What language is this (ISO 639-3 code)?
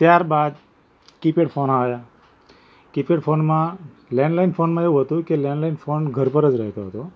guj